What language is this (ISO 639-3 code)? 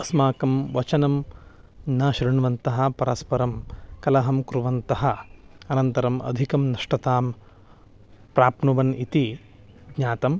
san